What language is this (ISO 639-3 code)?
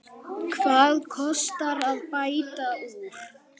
isl